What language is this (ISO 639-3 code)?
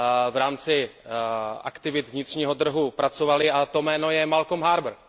ces